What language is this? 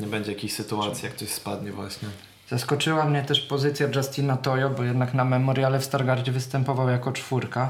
Polish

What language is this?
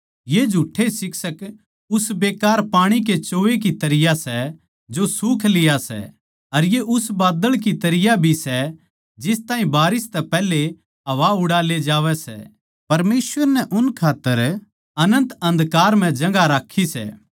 Haryanvi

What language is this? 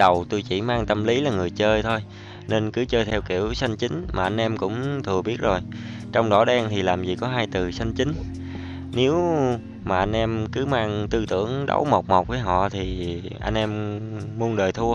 Vietnamese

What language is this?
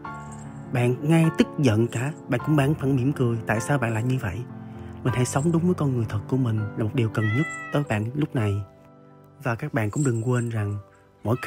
Vietnamese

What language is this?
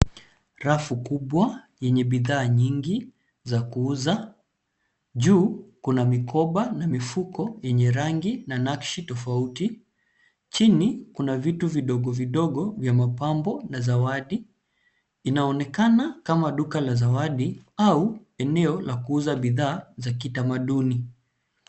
Swahili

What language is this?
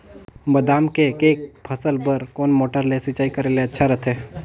Chhattisgarhi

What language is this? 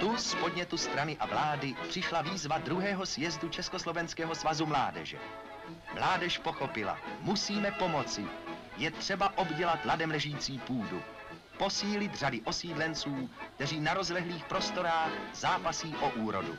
Czech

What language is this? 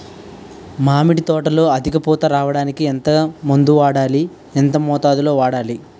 Telugu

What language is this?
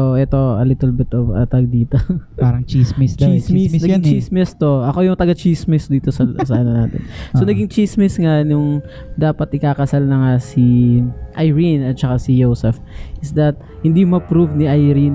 Filipino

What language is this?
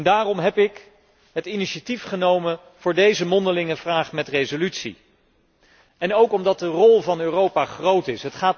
Dutch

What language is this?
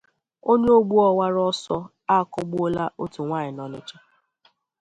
Igbo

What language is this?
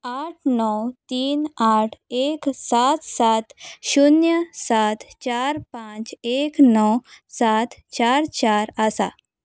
Konkani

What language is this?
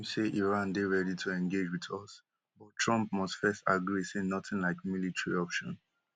Nigerian Pidgin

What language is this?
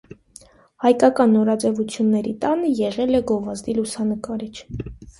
Armenian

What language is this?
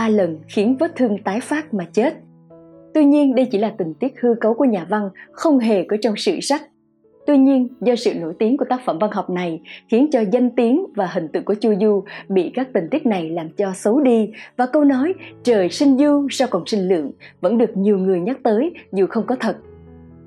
Vietnamese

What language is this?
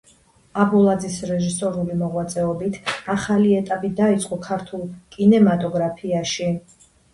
Georgian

